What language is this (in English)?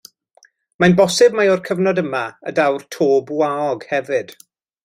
Welsh